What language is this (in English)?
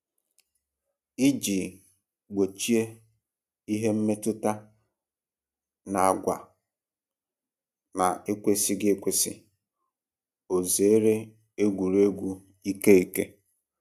Igbo